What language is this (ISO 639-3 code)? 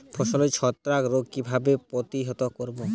ben